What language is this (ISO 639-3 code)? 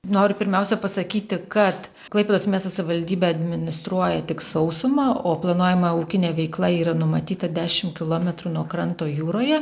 lit